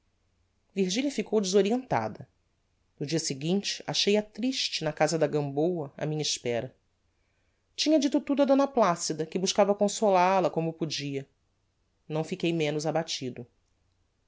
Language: Portuguese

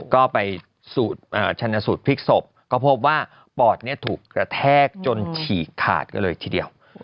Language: Thai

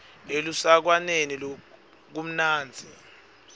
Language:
Swati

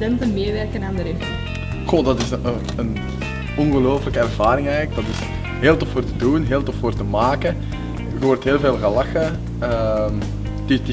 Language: Dutch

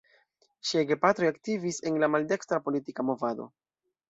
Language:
Esperanto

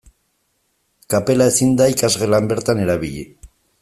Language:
Basque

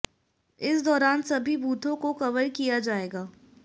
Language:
Hindi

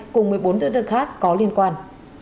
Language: Vietnamese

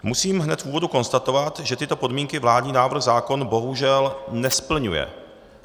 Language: Czech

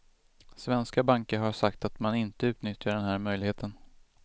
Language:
Swedish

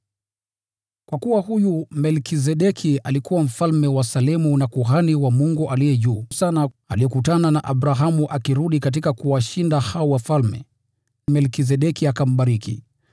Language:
Swahili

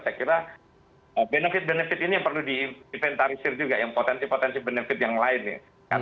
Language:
Indonesian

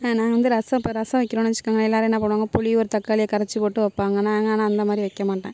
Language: Tamil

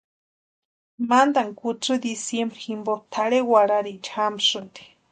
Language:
Western Highland Purepecha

